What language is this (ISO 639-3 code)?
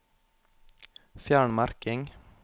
nor